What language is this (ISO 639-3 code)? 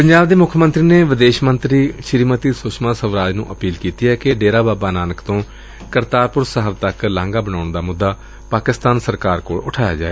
pan